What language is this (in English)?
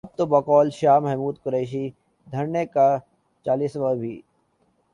Urdu